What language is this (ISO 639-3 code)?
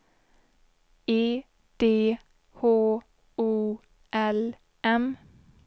swe